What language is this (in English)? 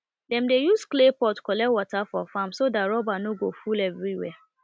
Nigerian Pidgin